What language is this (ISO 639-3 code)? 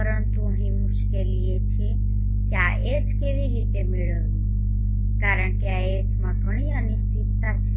guj